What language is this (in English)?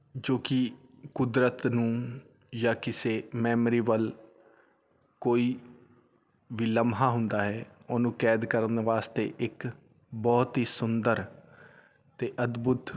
Punjabi